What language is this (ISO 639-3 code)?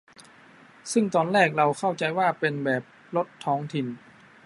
tha